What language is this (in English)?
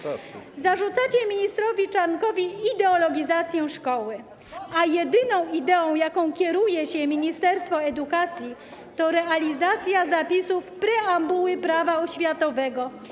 Polish